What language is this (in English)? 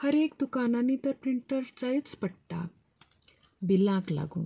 Konkani